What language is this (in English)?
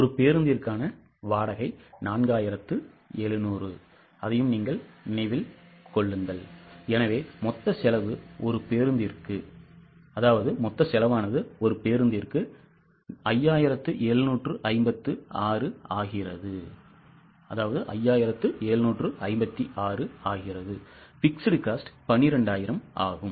Tamil